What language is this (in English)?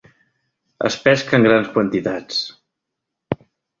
Catalan